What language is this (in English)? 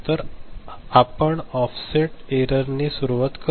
Marathi